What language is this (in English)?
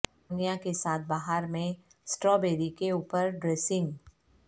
Urdu